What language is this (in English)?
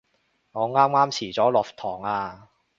Cantonese